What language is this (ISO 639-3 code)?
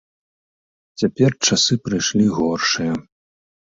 bel